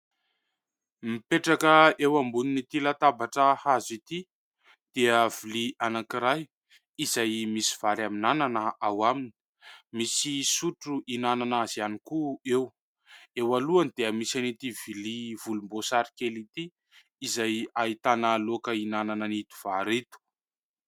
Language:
Malagasy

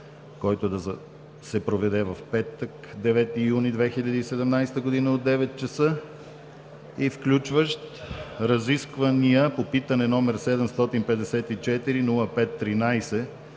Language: Bulgarian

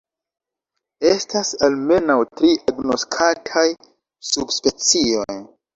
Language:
Esperanto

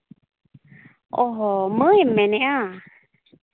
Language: Santali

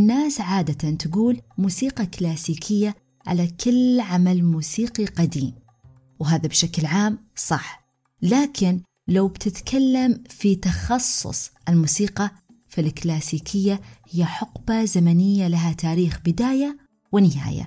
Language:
Arabic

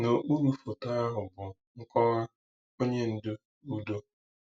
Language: Igbo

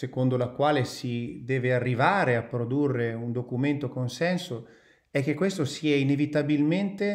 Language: Italian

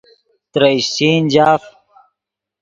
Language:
Yidgha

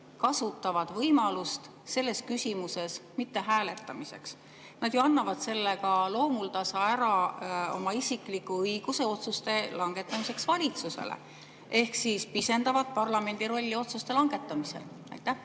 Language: Estonian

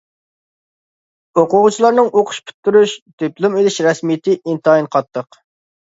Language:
Uyghur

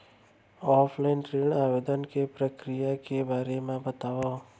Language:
Chhattisgarhi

